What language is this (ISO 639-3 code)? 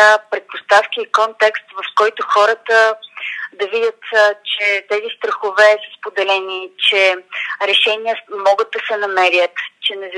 bul